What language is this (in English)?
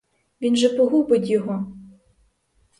Ukrainian